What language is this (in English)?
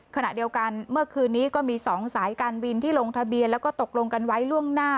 Thai